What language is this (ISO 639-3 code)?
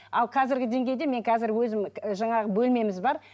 kaz